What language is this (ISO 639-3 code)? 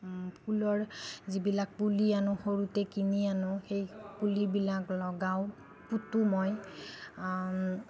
asm